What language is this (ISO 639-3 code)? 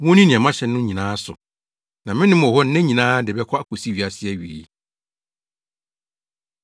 aka